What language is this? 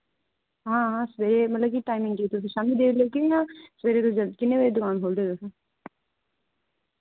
Dogri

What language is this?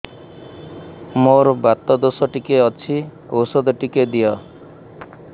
Odia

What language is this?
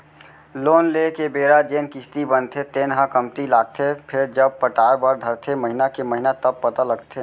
Chhattisgarhi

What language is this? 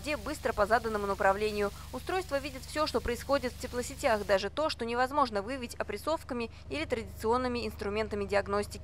Russian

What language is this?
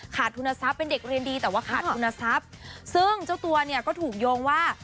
Thai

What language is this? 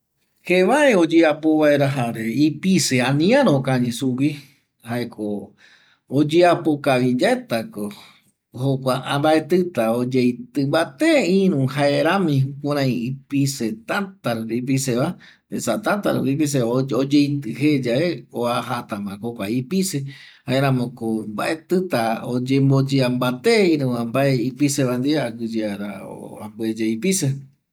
Eastern Bolivian Guaraní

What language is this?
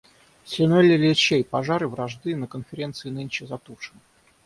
Russian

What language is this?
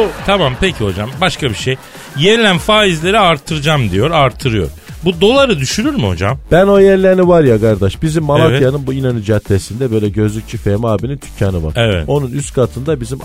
Turkish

